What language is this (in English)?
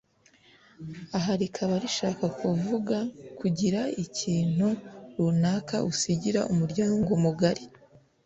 Kinyarwanda